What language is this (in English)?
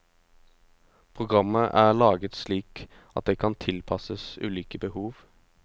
Norwegian